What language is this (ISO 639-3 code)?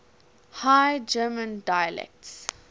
eng